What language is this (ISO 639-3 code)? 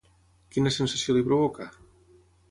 cat